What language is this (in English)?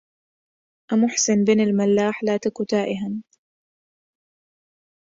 Arabic